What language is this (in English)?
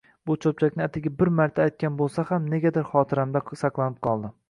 Uzbek